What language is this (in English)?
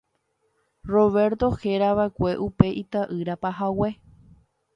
Guarani